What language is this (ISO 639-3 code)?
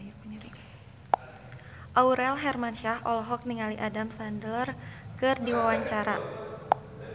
sun